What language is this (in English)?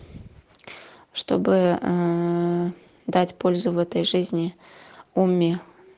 Russian